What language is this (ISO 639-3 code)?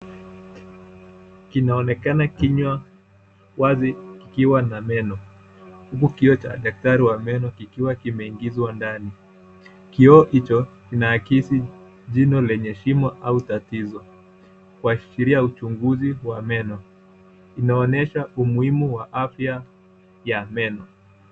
swa